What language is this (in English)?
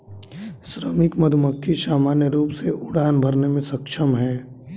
Hindi